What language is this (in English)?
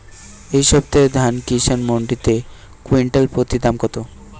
Bangla